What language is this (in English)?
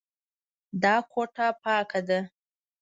Pashto